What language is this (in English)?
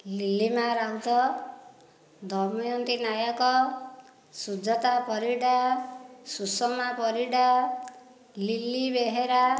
Odia